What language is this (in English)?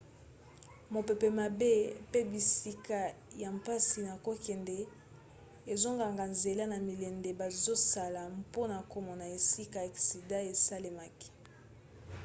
Lingala